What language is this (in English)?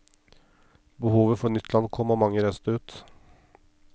Norwegian